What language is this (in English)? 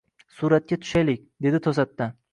Uzbek